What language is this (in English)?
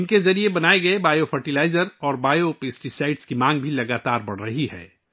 Urdu